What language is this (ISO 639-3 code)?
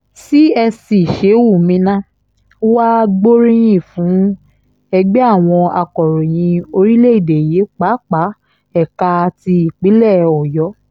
yor